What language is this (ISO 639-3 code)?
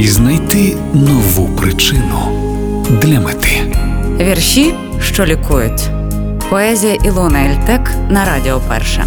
ukr